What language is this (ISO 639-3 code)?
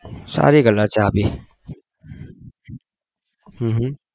guj